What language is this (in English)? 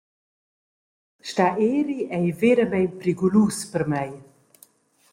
Romansh